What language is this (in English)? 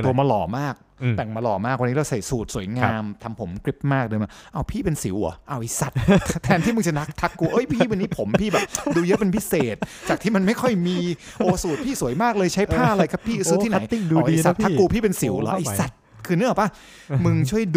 Thai